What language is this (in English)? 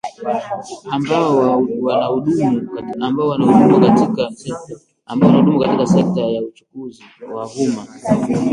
Swahili